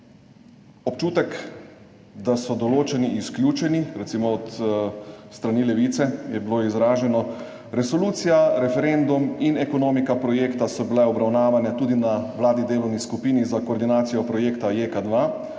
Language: Slovenian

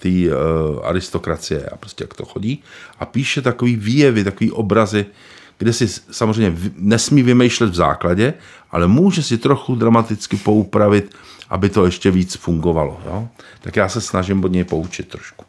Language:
Czech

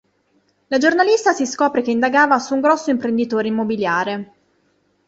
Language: Italian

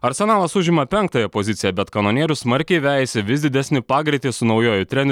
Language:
Lithuanian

